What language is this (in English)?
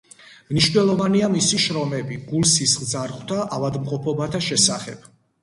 Georgian